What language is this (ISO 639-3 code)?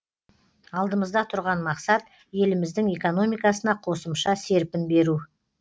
kaz